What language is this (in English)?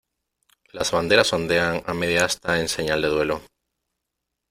Spanish